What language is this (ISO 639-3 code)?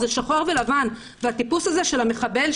heb